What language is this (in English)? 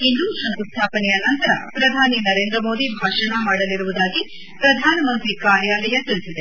Kannada